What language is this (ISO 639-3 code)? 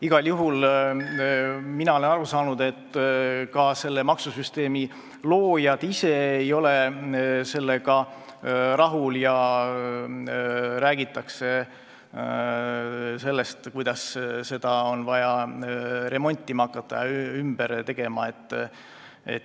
est